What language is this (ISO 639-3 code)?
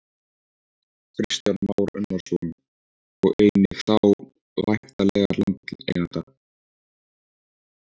isl